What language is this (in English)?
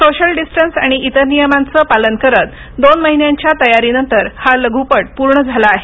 Marathi